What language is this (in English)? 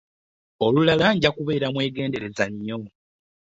Ganda